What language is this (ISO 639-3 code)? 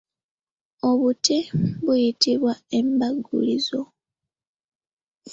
lug